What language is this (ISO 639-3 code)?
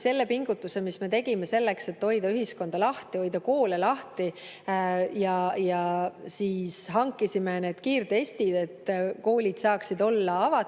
est